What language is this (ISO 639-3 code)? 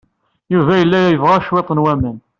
kab